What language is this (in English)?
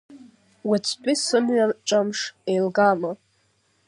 Abkhazian